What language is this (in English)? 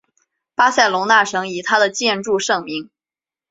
Chinese